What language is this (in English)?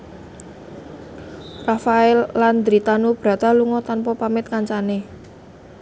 Javanese